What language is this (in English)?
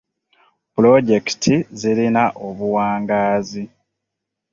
Ganda